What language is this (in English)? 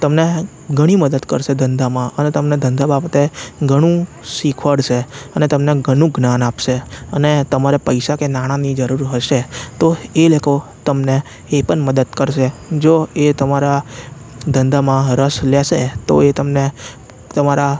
Gujarati